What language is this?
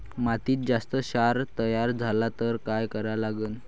Marathi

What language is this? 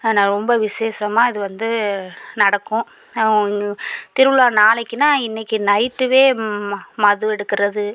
Tamil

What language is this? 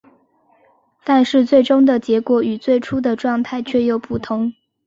Chinese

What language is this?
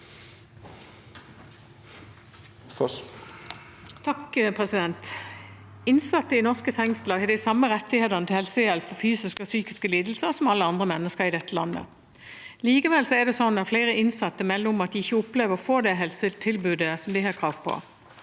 Norwegian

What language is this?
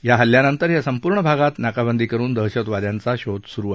Marathi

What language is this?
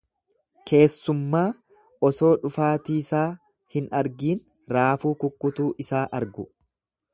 Oromo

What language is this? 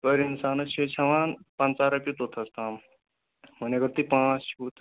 Kashmiri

